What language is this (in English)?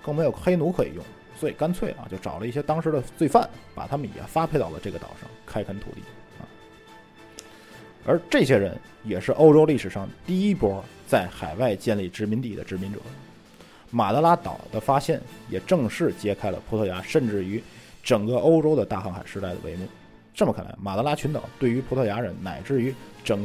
Chinese